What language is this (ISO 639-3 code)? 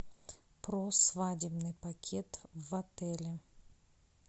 rus